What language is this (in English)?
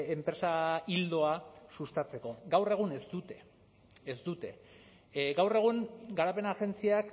Basque